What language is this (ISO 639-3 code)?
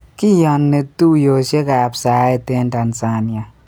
kln